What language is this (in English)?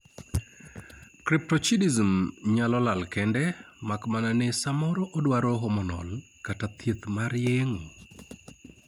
Luo (Kenya and Tanzania)